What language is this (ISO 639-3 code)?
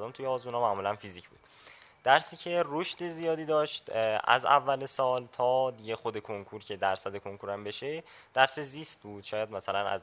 fas